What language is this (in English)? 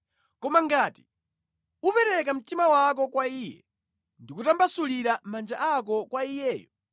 Nyanja